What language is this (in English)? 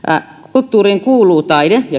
Finnish